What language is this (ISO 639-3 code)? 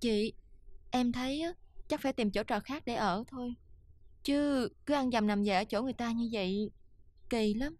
vie